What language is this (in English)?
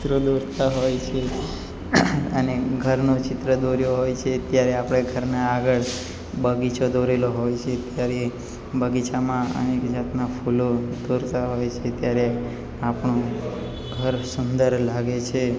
Gujarati